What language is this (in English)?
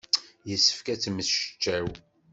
Kabyle